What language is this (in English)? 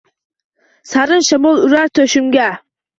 Uzbek